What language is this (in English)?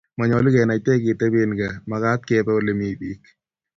Kalenjin